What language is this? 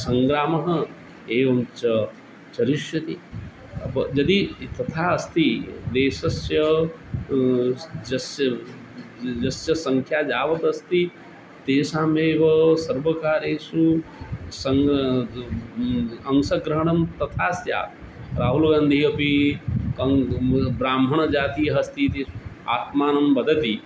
Sanskrit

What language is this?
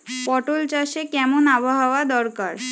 Bangla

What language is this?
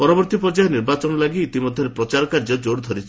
Odia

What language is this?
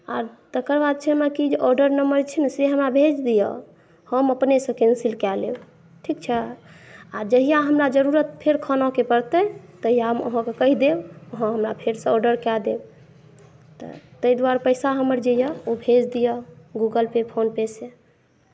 Maithili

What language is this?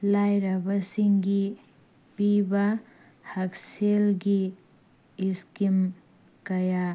Manipuri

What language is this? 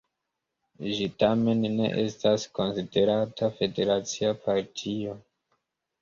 Esperanto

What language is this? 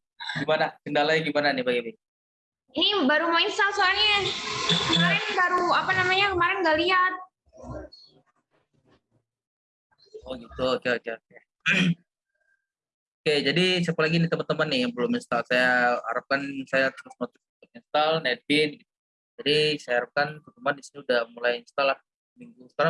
Indonesian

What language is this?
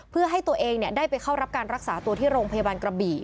Thai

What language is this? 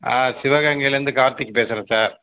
Tamil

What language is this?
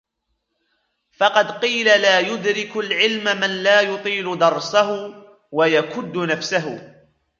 Arabic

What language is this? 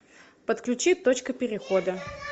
Russian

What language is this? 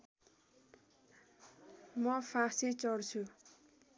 Nepali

